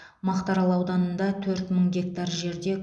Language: Kazakh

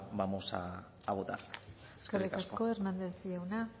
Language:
Basque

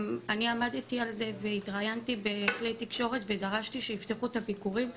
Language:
Hebrew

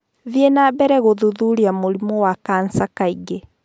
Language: Kikuyu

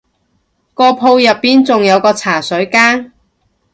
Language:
Cantonese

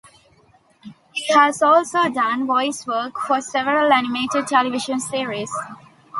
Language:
English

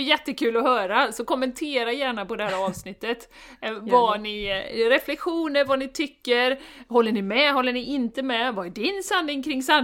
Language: Swedish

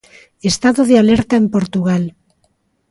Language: Galician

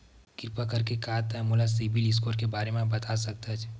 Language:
Chhattisgarhi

